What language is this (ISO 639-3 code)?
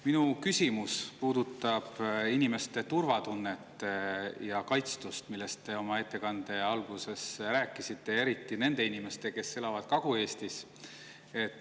est